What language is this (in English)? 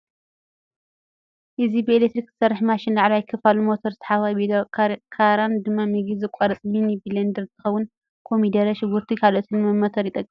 Tigrinya